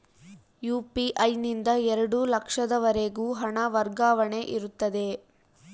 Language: Kannada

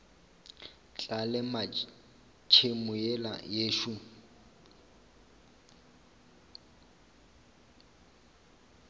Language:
Northern Sotho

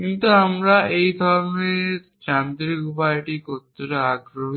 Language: Bangla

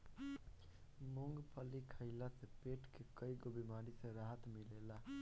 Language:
Bhojpuri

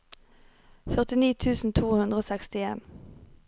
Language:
Norwegian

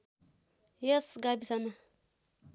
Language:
Nepali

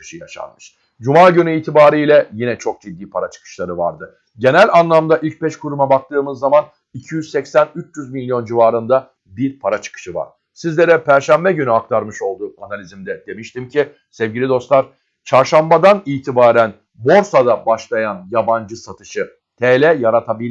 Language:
Turkish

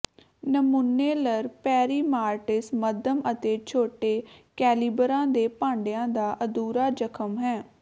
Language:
Punjabi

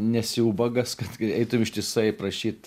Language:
Lithuanian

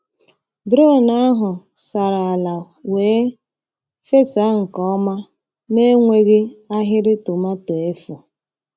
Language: Igbo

